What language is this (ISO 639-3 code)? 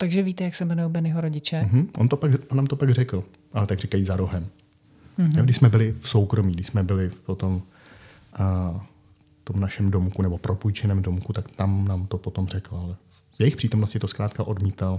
ces